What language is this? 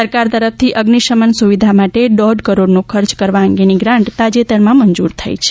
Gujarati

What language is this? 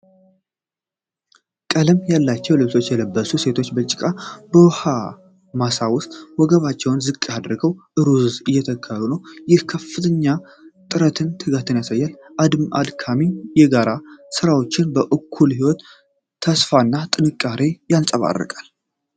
Amharic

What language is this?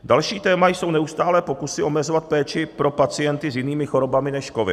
Czech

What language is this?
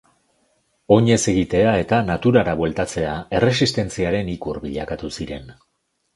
Basque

